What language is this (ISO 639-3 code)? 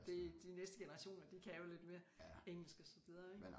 dan